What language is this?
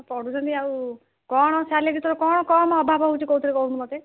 Odia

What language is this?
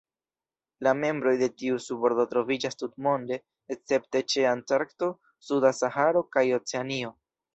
Esperanto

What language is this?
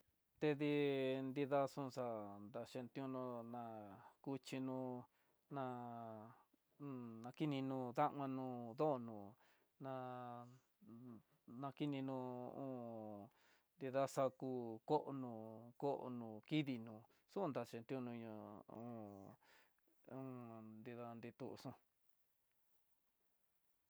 Tidaá Mixtec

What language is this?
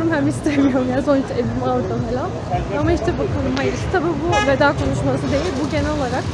Turkish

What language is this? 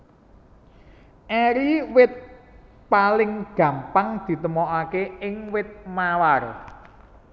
Javanese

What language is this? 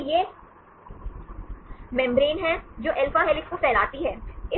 Hindi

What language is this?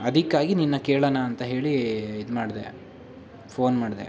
Kannada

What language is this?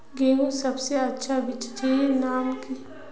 Magahi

